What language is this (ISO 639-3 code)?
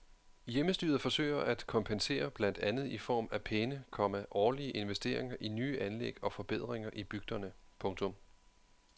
dan